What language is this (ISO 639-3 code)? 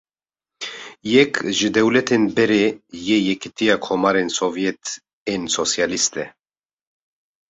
kur